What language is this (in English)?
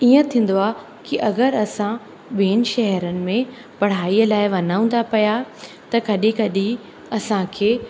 Sindhi